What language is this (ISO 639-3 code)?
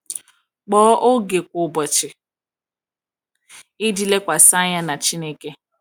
ibo